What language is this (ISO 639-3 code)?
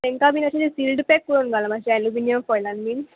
kok